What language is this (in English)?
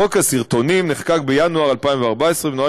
Hebrew